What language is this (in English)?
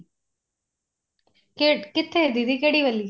Punjabi